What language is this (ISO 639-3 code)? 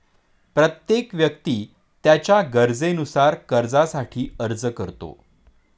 mar